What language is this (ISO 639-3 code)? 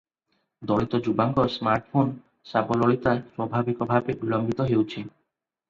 ori